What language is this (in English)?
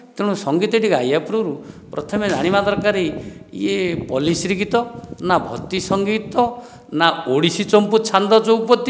Odia